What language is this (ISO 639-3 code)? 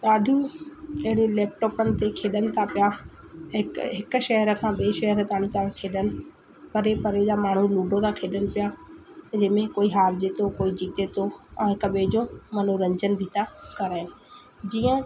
snd